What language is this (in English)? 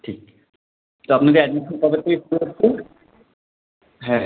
Bangla